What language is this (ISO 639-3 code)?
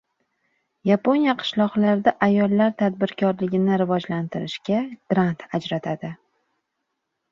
uzb